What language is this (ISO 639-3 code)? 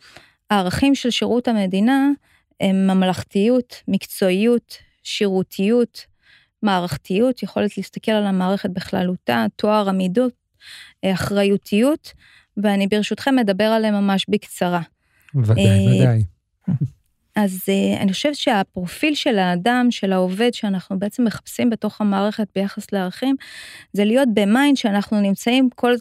heb